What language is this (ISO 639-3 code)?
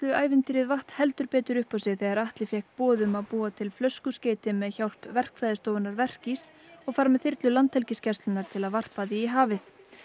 isl